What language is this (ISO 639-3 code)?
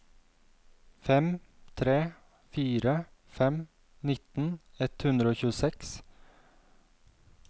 nor